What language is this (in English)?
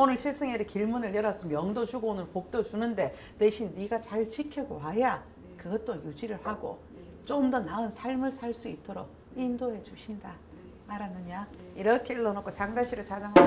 Korean